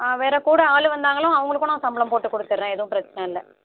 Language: Tamil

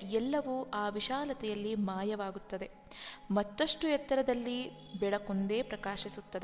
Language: Kannada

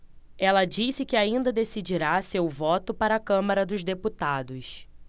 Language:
Portuguese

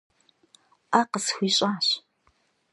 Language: Kabardian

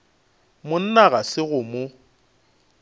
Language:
Northern Sotho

